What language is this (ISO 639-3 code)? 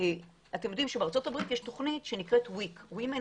heb